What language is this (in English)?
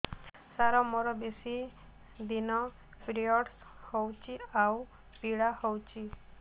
Odia